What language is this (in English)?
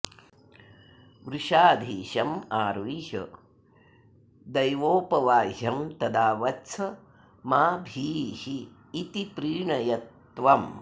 Sanskrit